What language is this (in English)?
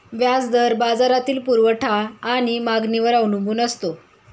Marathi